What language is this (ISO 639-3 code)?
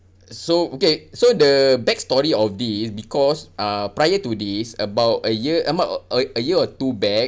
eng